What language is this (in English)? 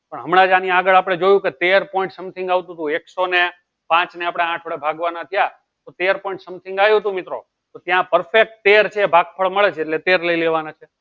Gujarati